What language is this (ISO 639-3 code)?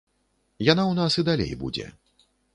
bel